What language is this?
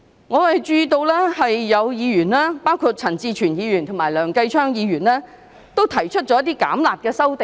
Cantonese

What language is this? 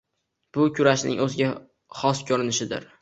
Uzbek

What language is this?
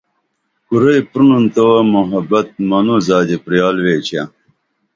Dameli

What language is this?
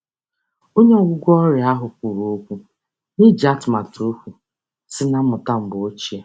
Igbo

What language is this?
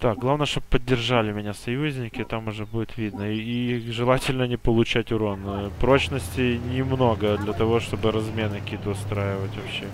Russian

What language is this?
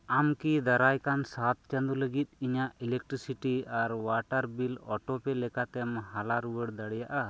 Santali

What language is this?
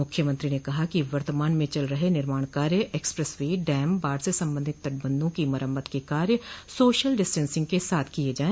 Hindi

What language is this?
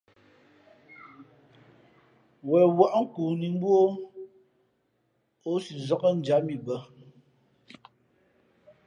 Fe'fe'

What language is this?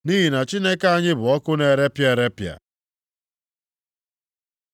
Igbo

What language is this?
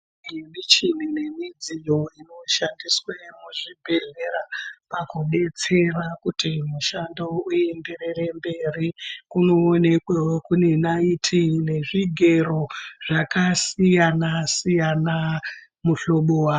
Ndau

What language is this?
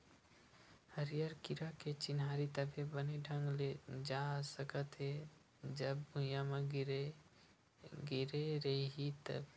Chhattisgarhi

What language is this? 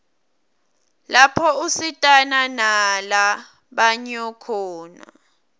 Swati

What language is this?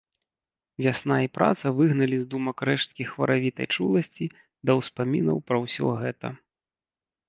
Belarusian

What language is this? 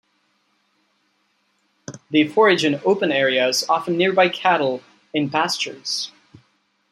English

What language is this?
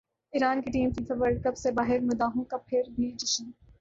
Urdu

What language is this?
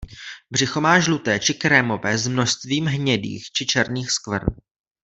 Czech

